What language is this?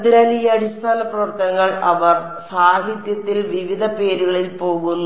Malayalam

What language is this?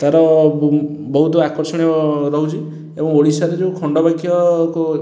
Odia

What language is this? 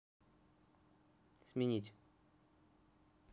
Russian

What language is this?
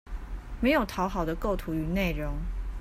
Chinese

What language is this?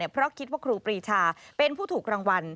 Thai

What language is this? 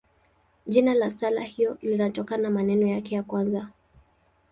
Swahili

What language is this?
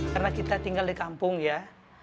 Indonesian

